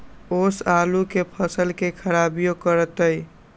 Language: Magahi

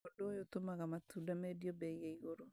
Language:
Kikuyu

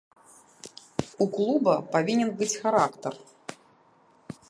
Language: Belarusian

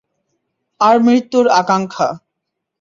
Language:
Bangla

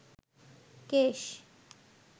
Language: Bangla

